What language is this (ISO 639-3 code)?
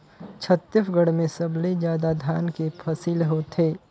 hne